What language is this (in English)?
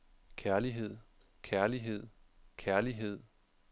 Danish